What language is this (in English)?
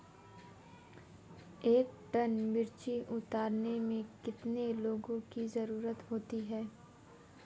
Hindi